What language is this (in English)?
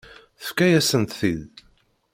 Kabyle